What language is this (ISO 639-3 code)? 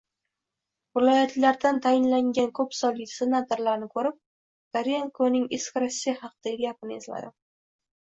uzb